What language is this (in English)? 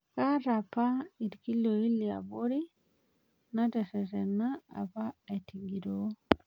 Masai